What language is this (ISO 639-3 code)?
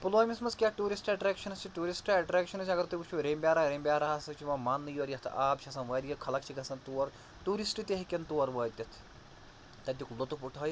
kas